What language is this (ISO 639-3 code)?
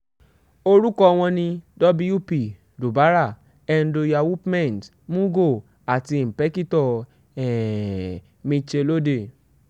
yor